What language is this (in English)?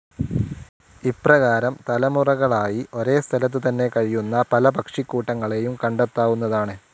Malayalam